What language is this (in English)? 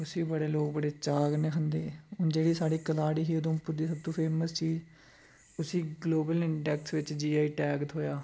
Dogri